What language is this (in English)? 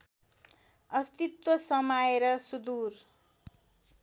Nepali